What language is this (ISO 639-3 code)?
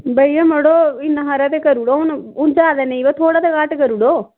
doi